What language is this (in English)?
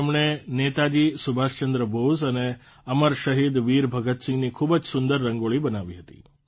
Gujarati